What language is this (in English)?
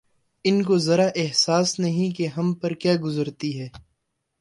Urdu